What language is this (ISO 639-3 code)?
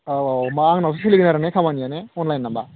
brx